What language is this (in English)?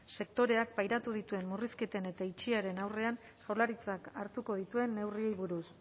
Basque